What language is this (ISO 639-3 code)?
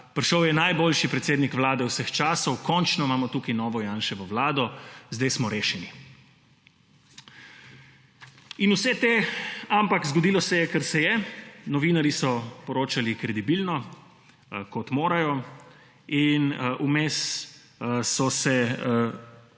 slv